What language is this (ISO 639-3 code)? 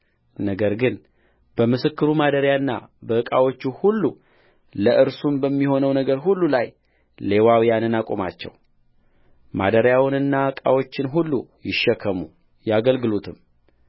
amh